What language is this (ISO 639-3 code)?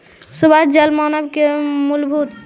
mag